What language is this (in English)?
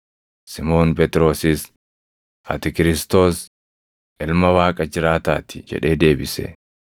Oromo